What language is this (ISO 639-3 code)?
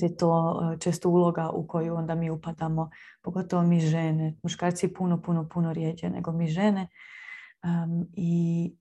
hrv